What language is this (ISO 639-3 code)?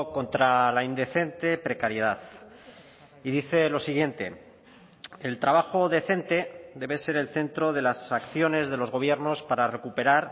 spa